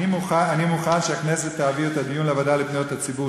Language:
Hebrew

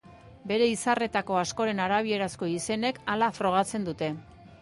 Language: Basque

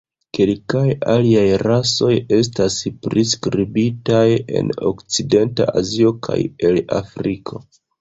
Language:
Esperanto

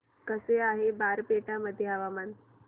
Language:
Marathi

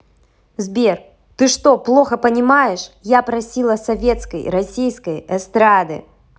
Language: Russian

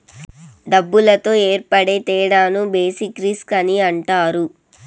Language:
Telugu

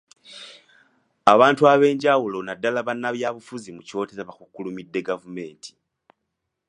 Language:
Ganda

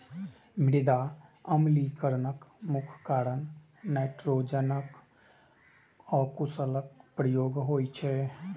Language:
Maithili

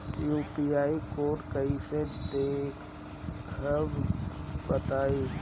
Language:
Bhojpuri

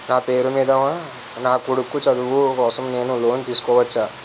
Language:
Telugu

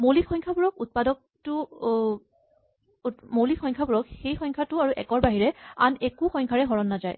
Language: Assamese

